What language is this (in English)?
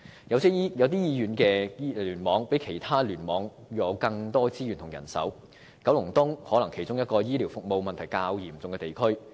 Cantonese